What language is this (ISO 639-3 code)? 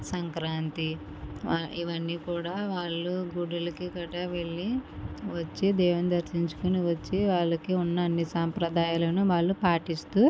tel